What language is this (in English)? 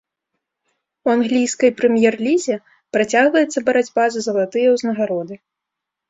Belarusian